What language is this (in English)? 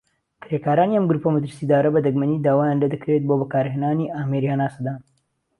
Central Kurdish